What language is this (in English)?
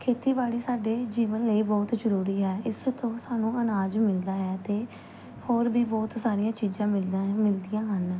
Punjabi